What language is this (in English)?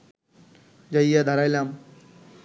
Bangla